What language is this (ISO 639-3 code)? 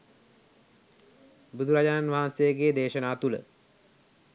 sin